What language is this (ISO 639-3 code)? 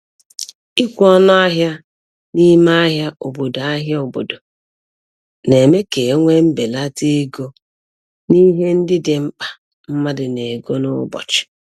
ibo